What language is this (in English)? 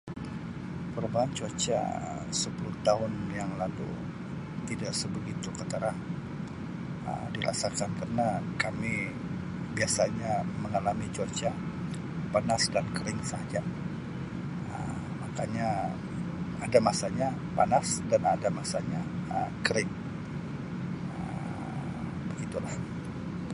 Sabah Malay